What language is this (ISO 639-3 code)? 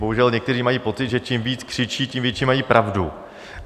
ces